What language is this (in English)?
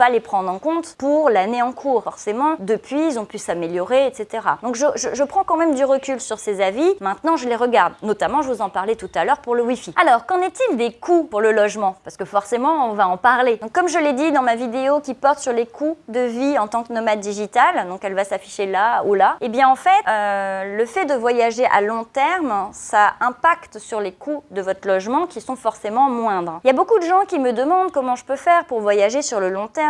French